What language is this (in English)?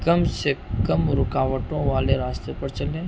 Urdu